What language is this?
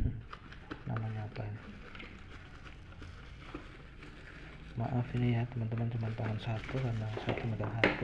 Indonesian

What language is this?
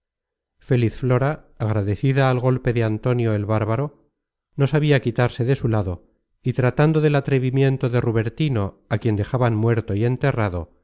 Spanish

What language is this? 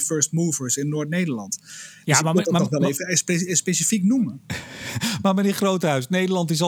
Dutch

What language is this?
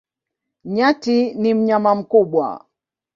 Swahili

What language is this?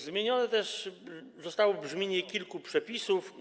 Polish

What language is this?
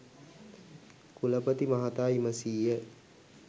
Sinhala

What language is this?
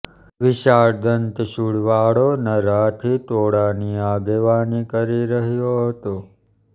Gujarati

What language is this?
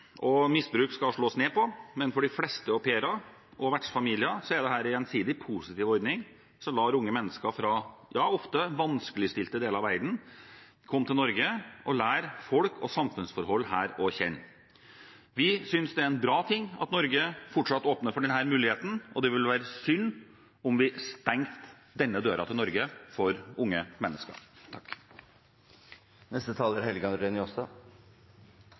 Norwegian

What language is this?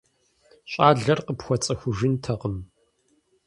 Kabardian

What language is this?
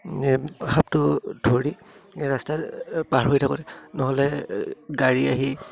Assamese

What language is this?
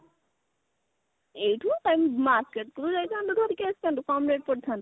Odia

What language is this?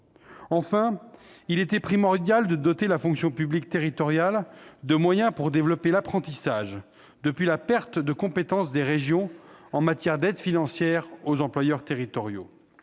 French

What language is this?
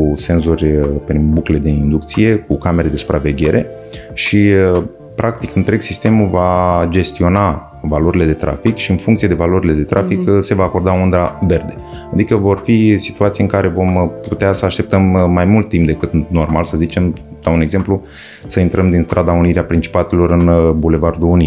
Romanian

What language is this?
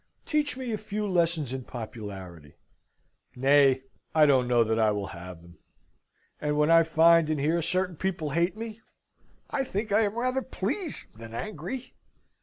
English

